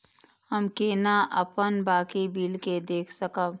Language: Maithili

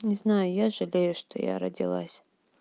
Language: Russian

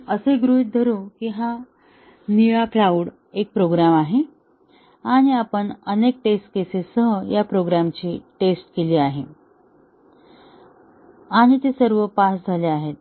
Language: Marathi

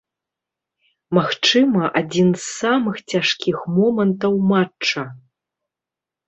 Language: Belarusian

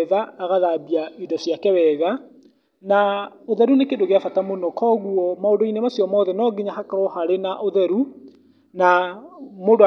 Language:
Kikuyu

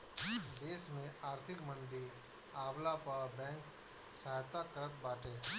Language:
Bhojpuri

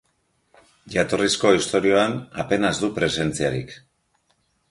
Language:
Basque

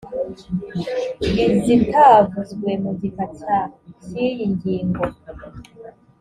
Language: Kinyarwanda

